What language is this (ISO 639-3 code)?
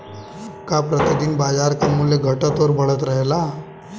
bho